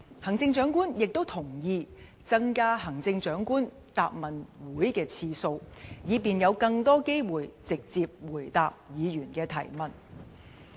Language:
Cantonese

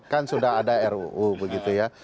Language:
Indonesian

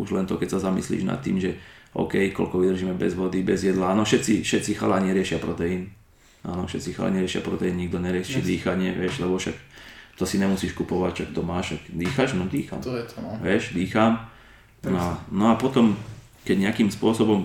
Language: Slovak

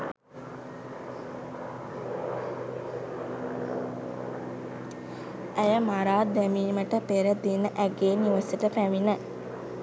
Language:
Sinhala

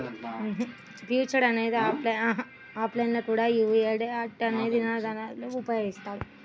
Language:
Telugu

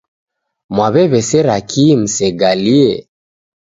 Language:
Taita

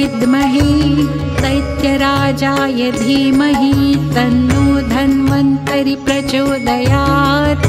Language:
Marathi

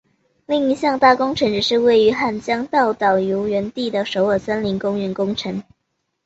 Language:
Chinese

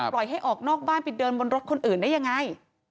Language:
Thai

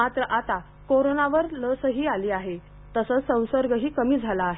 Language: Marathi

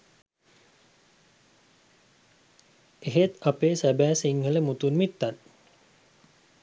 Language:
Sinhala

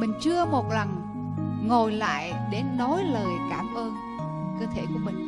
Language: Vietnamese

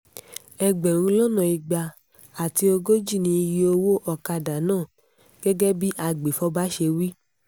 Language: Yoruba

